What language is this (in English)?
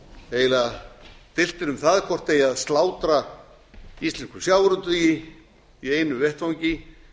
Icelandic